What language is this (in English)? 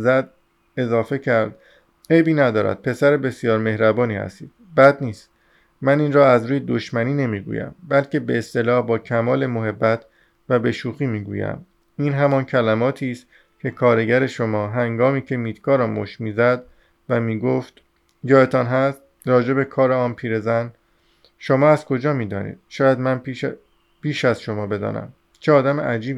Persian